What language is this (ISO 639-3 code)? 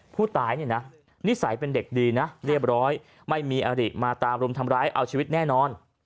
tha